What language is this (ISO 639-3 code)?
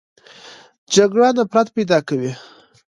pus